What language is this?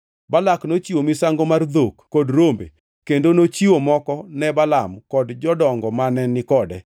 Luo (Kenya and Tanzania)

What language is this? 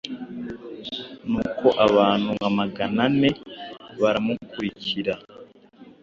Kinyarwanda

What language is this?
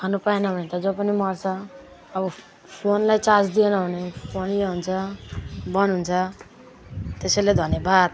Nepali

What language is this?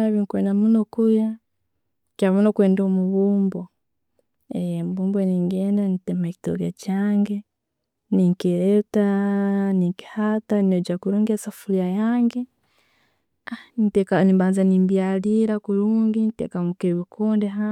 Tooro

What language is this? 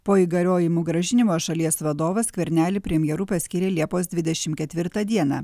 Lithuanian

